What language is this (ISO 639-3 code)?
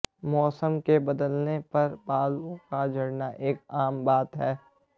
hin